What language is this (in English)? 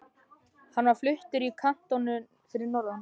Icelandic